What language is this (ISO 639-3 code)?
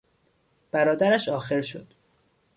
fas